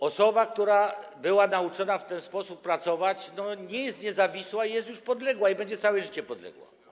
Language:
Polish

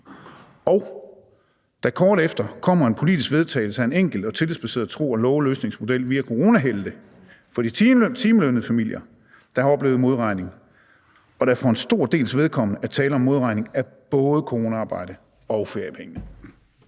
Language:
Danish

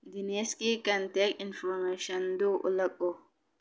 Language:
Manipuri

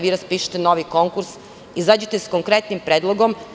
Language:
Serbian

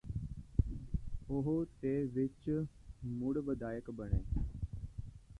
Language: Punjabi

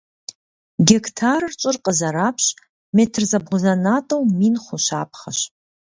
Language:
Kabardian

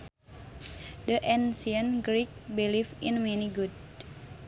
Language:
Sundanese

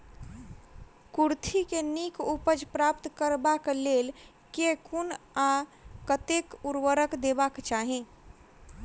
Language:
Maithili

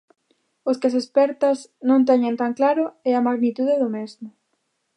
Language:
Galician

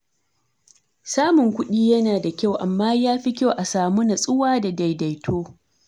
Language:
Hausa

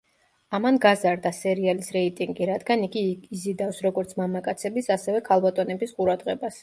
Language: Georgian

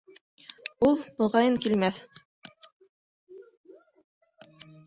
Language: Bashkir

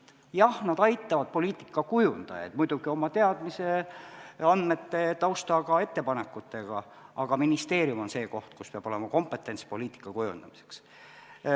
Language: Estonian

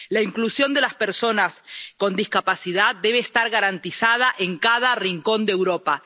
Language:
Spanish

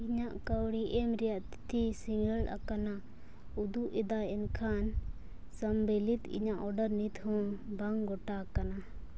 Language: Santali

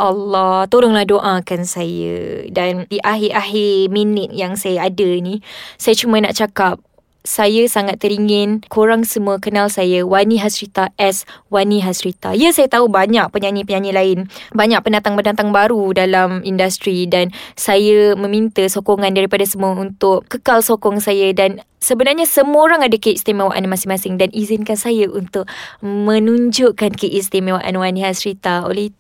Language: Malay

